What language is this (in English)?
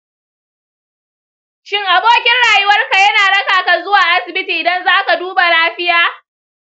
Hausa